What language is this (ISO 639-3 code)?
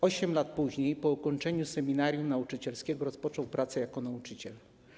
pol